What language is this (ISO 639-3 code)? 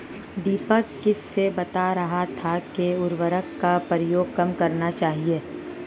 hin